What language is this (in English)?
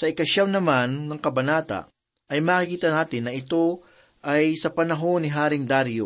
Filipino